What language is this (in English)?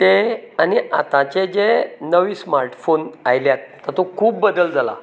Konkani